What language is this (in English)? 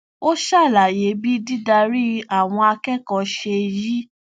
Yoruba